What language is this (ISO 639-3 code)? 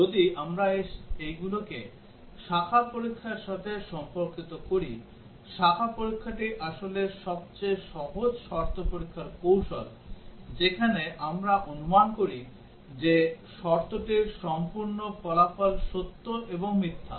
ben